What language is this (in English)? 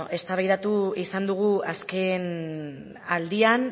Basque